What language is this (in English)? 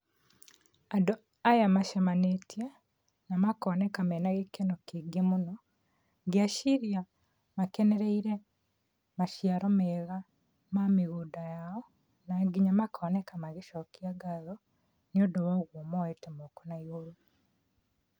Kikuyu